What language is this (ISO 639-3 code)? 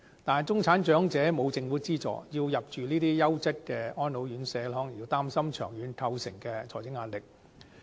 yue